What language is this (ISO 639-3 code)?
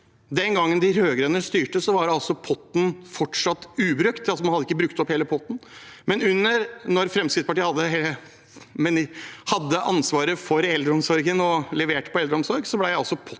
nor